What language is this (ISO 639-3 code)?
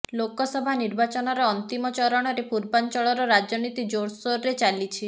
ori